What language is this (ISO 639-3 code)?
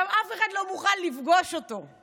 heb